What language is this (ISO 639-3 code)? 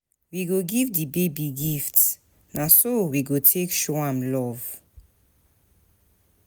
pcm